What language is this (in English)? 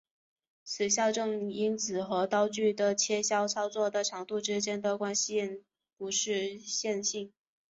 Chinese